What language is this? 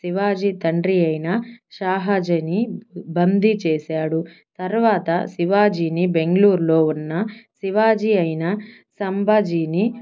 Telugu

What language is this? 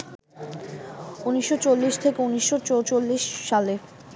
Bangla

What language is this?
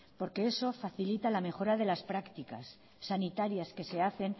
Spanish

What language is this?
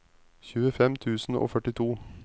Norwegian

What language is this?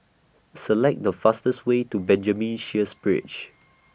English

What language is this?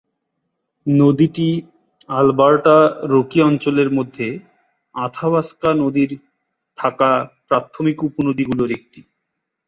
Bangla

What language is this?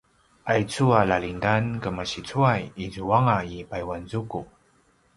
Paiwan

